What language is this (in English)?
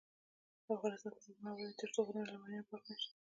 Pashto